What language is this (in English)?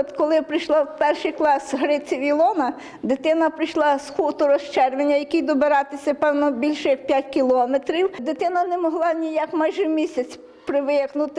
Ukrainian